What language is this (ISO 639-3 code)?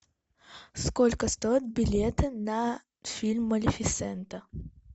rus